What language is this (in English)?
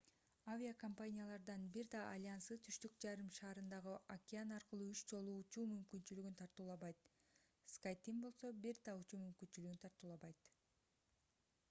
Kyrgyz